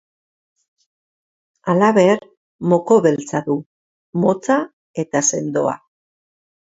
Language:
Basque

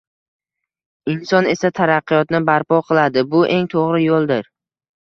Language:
Uzbek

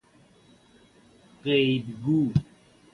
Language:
Persian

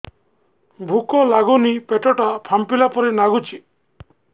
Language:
Odia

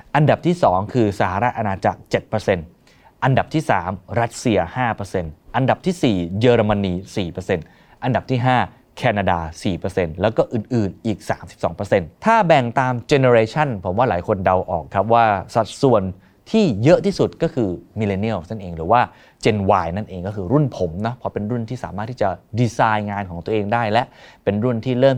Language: Thai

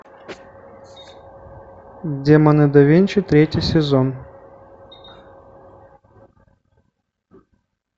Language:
Russian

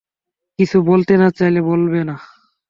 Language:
Bangla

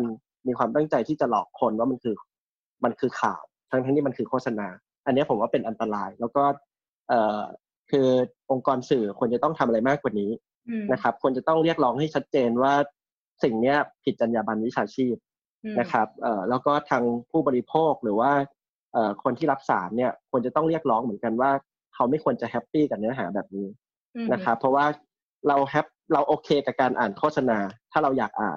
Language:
Thai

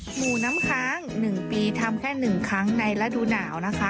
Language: Thai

